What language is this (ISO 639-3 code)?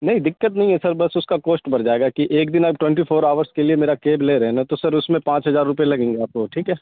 urd